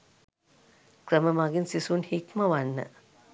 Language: Sinhala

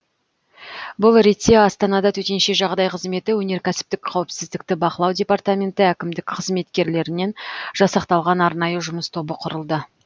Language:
Kazakh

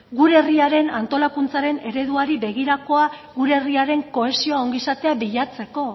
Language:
Basque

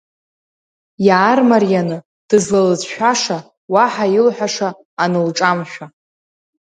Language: Abkhazian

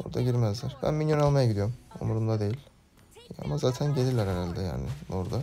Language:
Turkish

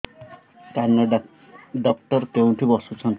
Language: Odia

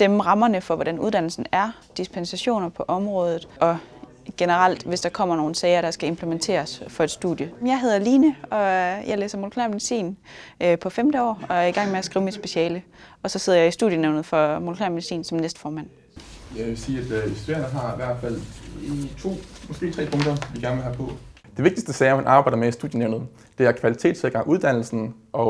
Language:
Danish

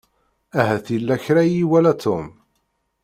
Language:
Kabyle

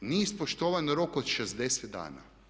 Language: Croatian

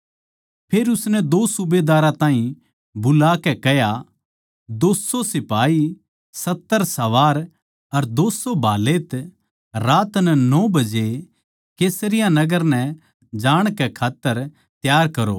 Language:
Haryanvi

